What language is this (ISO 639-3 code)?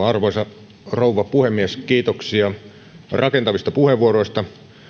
fin